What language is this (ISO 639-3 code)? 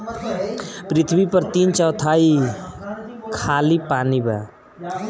bho